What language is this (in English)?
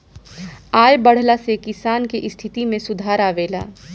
Bhojpuri